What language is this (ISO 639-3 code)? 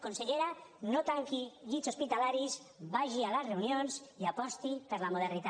cat